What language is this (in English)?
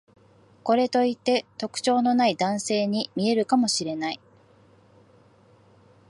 Japanese